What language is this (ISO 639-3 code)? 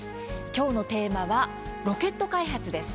jpn